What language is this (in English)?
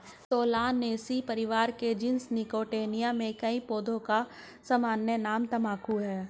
Hindi